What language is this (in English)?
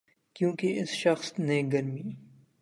Urdu